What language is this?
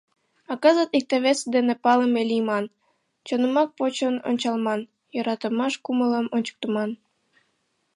Mari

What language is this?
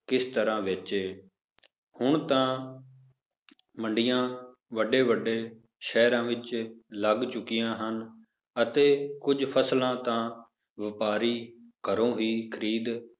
Punjabi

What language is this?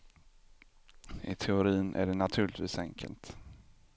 Swedish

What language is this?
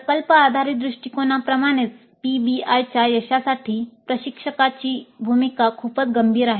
Marathi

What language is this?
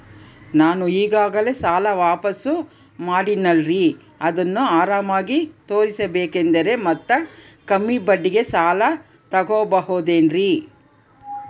Kannada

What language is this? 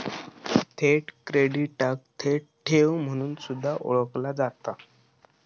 Marathi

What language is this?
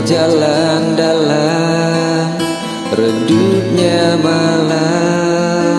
Indonesian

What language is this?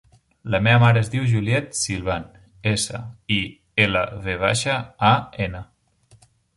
Catalan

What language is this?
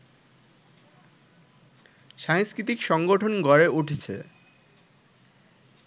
Bangla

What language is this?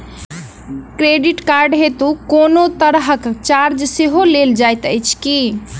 Maithili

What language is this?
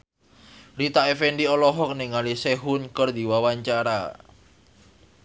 Sundanese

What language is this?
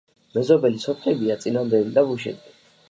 Georgian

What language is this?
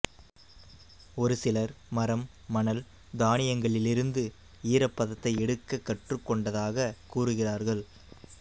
Tamil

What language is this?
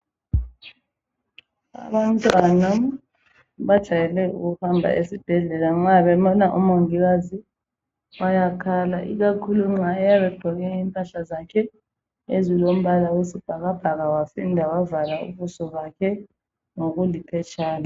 North Ndebele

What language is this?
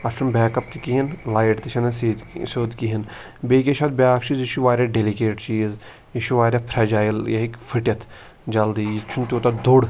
Kashmiri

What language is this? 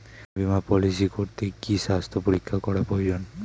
Bangla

